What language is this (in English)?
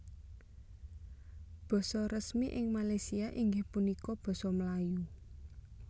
Javanese